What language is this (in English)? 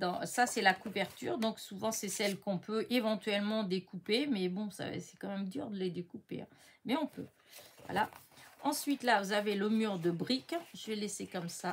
French